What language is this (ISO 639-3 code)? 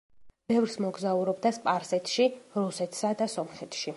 kat